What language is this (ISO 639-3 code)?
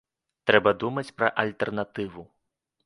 bel